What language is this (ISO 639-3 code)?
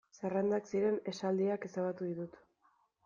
eus